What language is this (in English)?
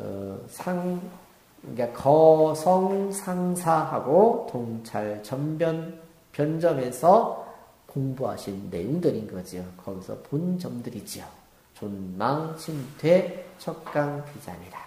Korean